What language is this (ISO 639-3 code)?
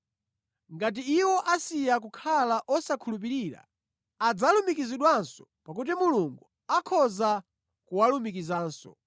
nya